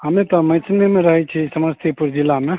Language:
Maithili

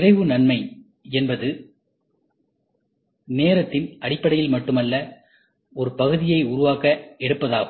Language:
Tamil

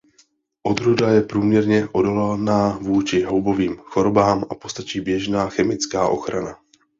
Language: Czech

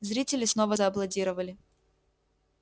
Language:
Russian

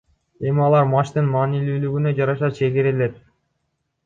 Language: Kyrgyz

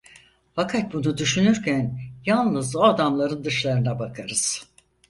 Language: Turkish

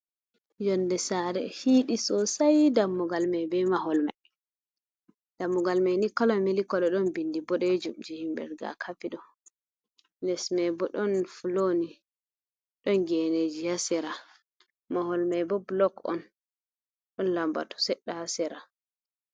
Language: Fula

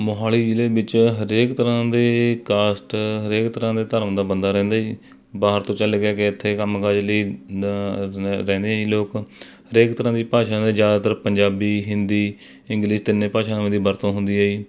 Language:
Punjabi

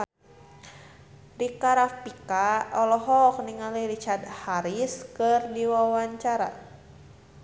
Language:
Sundanese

